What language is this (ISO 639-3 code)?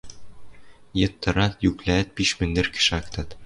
mrj